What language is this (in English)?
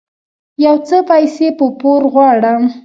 Pashto